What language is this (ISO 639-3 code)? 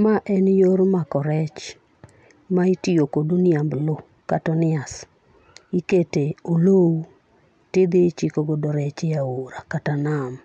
luo